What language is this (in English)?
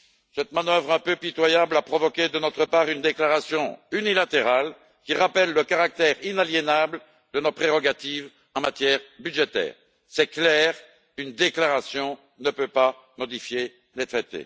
French